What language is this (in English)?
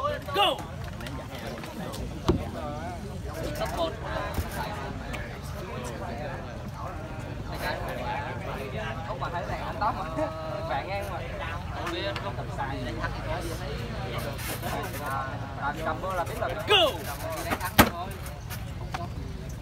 Vietnamese